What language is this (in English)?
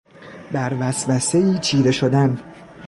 Persian